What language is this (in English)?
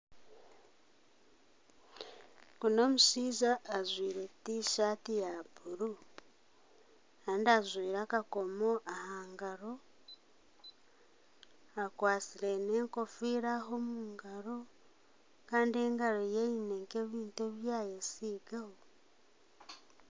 Nyankole